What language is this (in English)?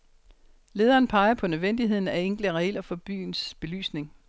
Danish